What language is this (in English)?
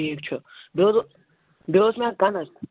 Kashmiri